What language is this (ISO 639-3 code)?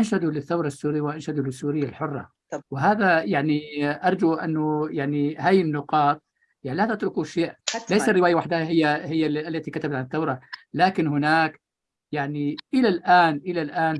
ara